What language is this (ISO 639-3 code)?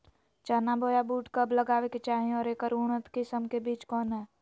mag